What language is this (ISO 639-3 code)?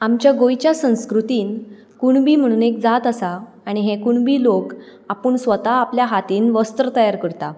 kok